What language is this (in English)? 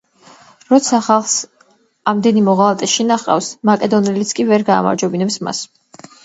Georgian